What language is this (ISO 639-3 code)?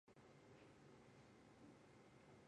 zho